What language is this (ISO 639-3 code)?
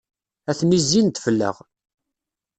kab